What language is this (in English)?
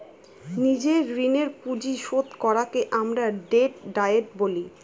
Bangla